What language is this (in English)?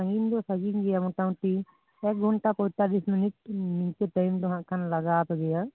Santali